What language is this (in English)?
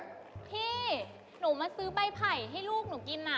Thai